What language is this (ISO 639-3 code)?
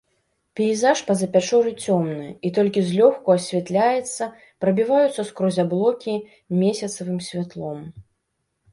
bel